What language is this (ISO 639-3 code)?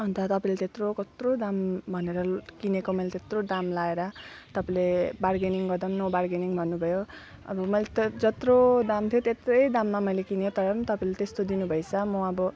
nep